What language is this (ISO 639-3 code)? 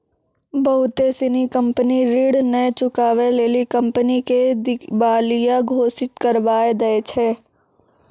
mai